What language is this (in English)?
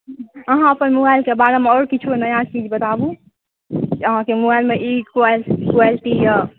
Maithili